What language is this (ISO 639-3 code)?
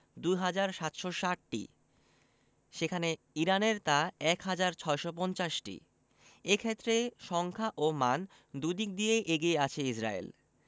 ben